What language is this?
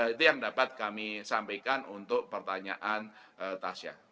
Indonesian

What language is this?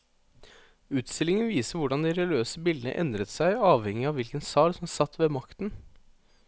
Norwegian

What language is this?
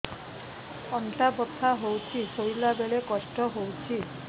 Odia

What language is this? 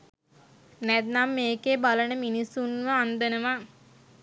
Sinhala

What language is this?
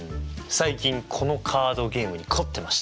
Japanese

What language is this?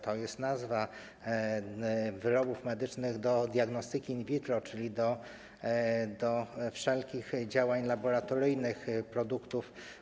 Polish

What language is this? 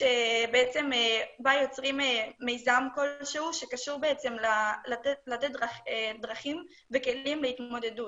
Hebrew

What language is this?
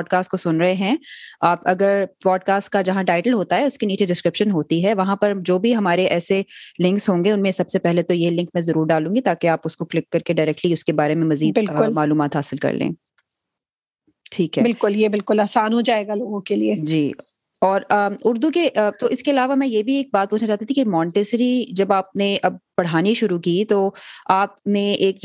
Urdu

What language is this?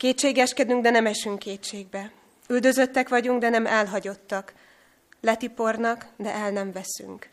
Hungarian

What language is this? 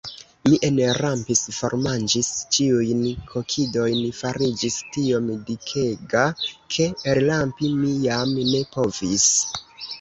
Esperanto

